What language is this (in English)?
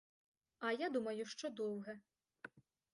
Ukrainian